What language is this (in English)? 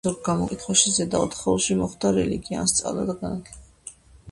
Georgian